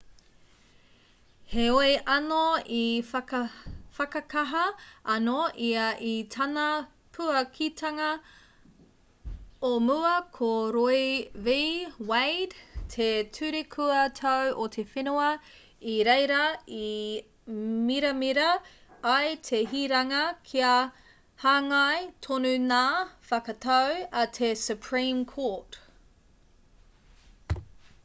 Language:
Māori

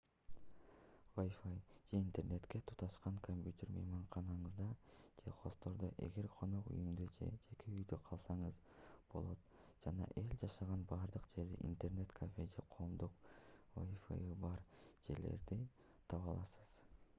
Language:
Kyrgyz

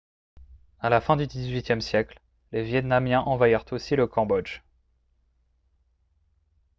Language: French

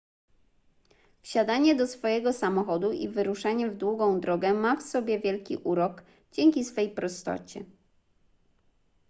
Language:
Polish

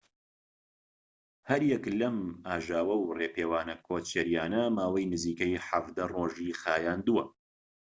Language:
Central Kurdish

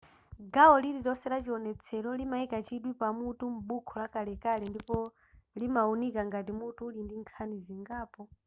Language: Nyanja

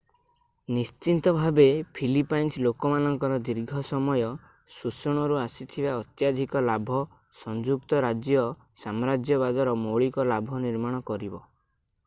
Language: Odia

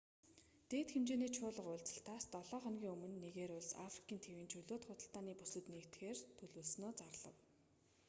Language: Mongolian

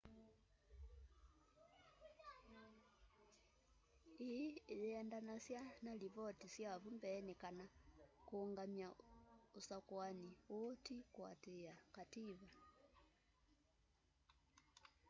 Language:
Kamba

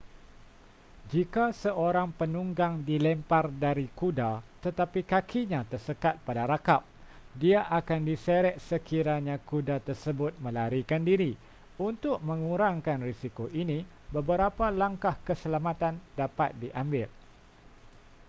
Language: Malay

